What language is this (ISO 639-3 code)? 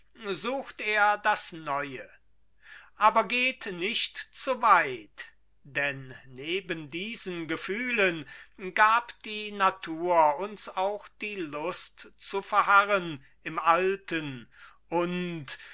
deu